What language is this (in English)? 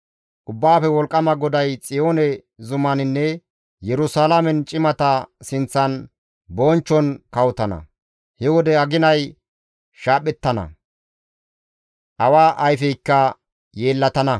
Gamo